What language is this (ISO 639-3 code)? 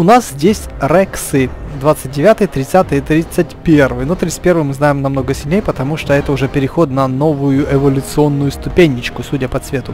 rus